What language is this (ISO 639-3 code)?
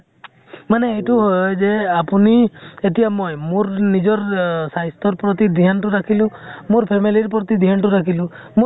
asm